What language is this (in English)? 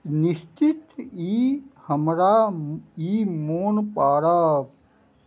Maithili